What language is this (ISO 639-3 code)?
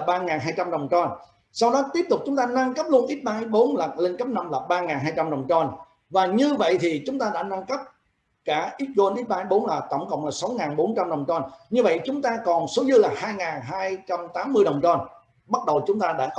vie